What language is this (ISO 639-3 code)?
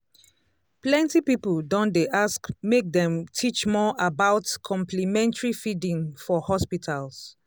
pcm